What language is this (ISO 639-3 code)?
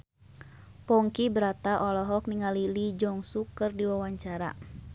sun